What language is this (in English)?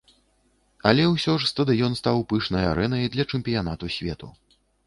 Belarusian